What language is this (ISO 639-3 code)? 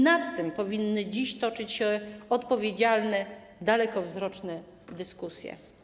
pol